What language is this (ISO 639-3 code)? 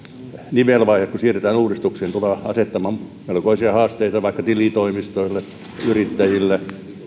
fin